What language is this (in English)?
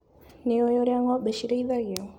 Kikuyu